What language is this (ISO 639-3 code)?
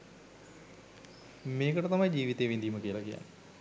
sin